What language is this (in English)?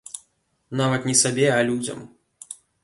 Belarusian